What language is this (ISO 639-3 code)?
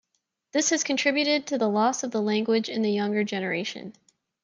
eng